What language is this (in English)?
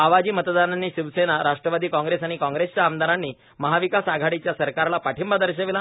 Marathi